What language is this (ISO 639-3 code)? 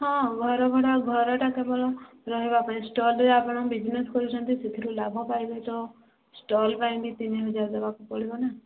ori